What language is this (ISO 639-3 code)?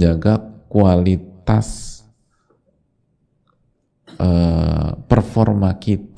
ind